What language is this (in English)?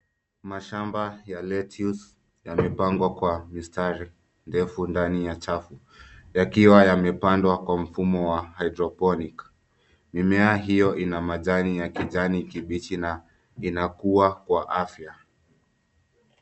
Swahili